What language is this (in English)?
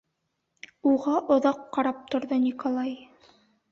Bashkir